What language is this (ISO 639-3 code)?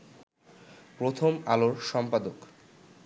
ben